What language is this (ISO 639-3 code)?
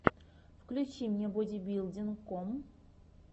rus